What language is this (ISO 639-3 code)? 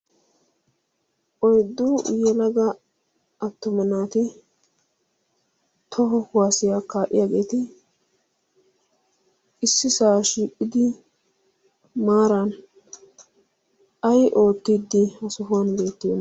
wal